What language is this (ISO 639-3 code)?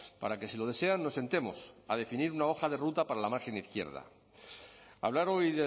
spa